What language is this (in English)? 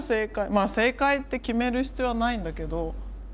Japanese